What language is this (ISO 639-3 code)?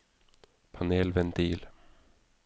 nor